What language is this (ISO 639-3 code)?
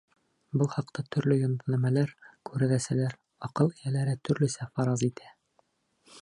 bak